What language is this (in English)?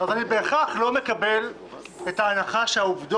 Hebrew